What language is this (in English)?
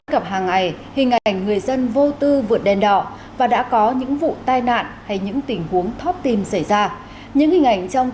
Vietnamese